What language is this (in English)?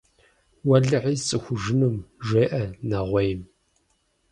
Kabardian